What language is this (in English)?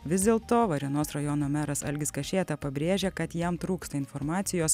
Lithuanian